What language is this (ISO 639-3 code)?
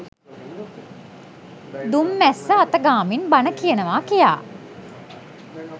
sin